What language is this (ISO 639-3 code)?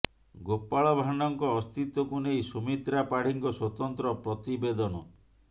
ori